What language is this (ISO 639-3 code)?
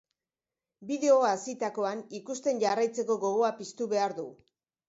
eus